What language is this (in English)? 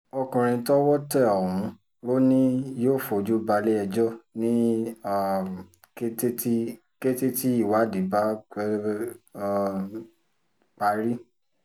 Yoruba